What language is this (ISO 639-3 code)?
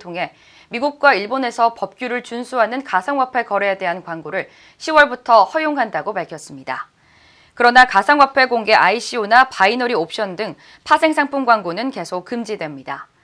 kor